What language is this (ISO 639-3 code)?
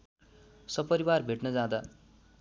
nep